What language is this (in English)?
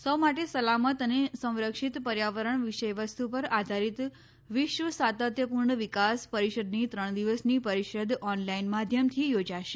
Gujarati